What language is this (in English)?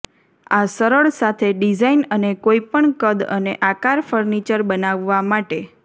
Gujarati